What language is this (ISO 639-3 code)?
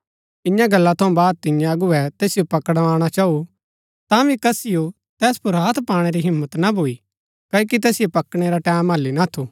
gbk